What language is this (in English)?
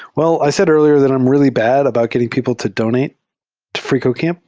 English